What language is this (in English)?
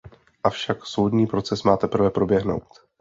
Czech